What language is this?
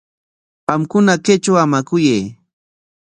Corongo Ancash Quechua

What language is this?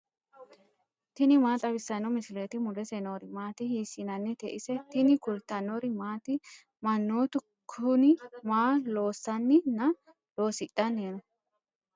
Sidamo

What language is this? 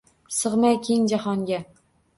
Uzbek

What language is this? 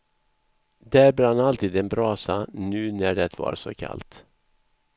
Swedish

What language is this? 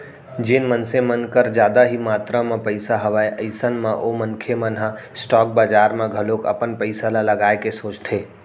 Chhattisgarhi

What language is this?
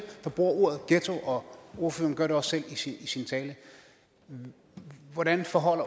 Danish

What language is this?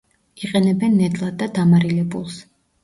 Georgian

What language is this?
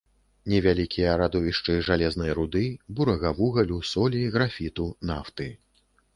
Belarusian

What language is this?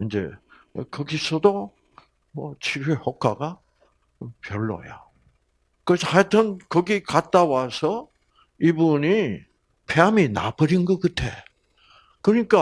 Korean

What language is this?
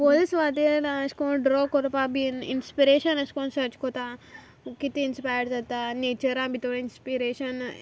Konkani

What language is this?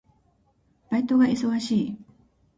Japanese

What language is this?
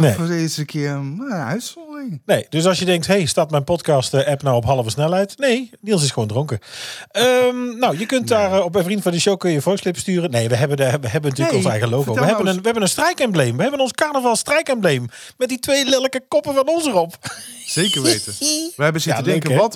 Dutch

